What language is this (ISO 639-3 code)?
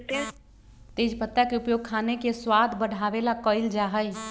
mag